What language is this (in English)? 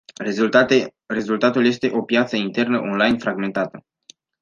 Romanian